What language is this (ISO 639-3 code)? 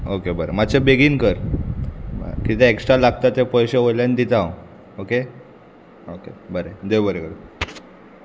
kok